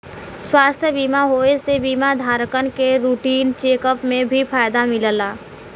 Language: Bhojpuri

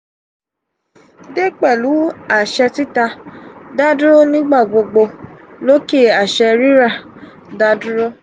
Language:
Yoruba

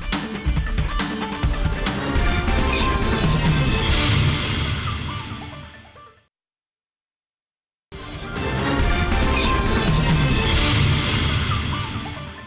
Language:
Indonesian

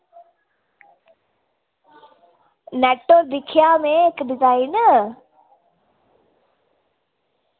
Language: Dogri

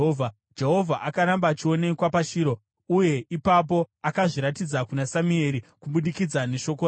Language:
Shona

